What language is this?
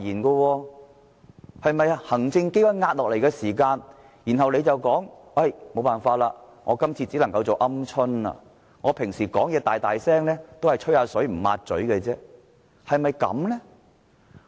Cantonese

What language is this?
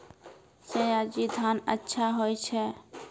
Maithili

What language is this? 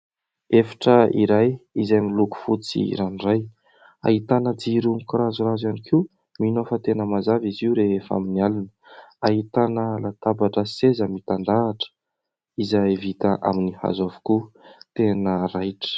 Malagasy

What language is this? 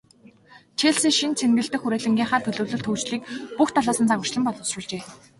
Mongolian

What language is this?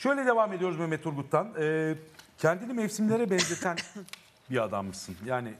Turkish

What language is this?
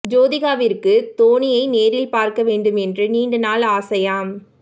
Tamil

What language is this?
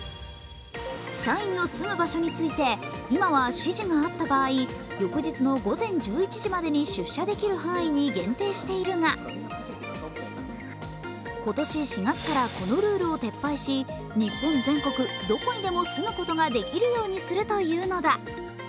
Japanese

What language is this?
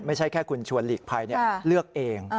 Thai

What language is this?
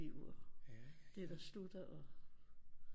Danish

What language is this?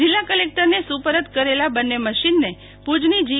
Gujarati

